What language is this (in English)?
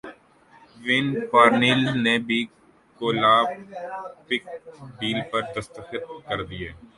Urdu